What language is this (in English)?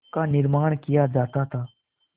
Hindi